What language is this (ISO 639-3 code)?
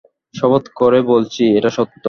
ben